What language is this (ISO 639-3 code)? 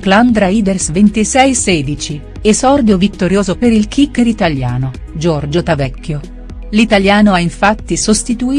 ita